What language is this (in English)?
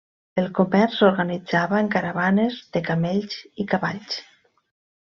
Catalan